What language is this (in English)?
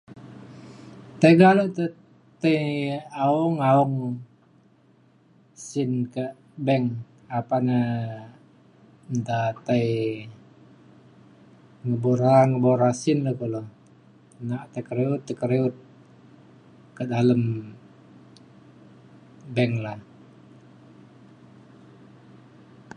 Mainstream Kenyah